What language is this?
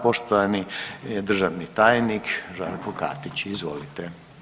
Croatian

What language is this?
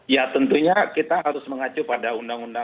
Indonesian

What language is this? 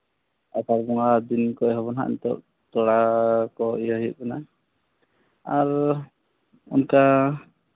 Santali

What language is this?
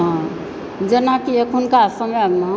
Maithili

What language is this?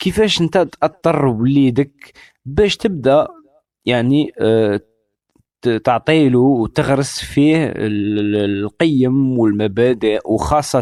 Arabic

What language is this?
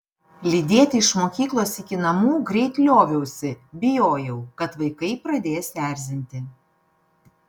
Lithuanian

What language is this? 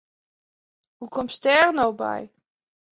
Western Frisian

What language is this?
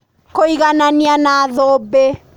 Kikuyu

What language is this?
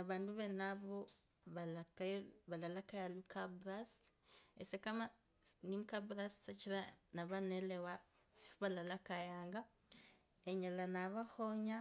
Kabras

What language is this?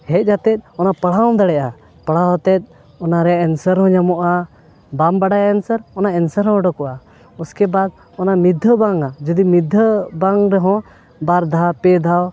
Santali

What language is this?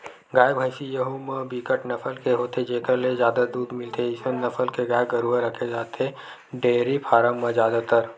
Chhattisgarhi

